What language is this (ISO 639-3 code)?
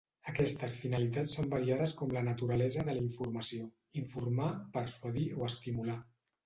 cat